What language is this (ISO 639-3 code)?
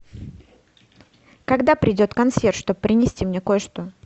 rus